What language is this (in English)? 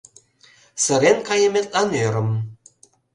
Mari